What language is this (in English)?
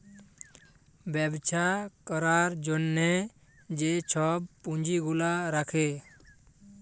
Bangla